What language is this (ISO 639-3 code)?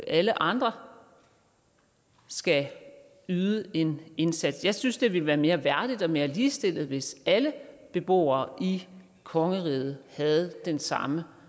dan